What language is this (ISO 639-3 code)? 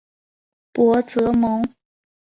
zho